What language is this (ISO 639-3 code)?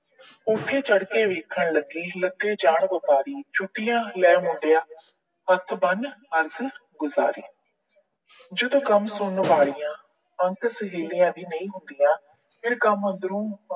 pan